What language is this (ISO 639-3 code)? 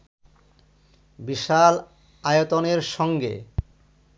ben